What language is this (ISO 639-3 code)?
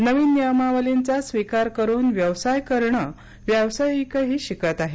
mar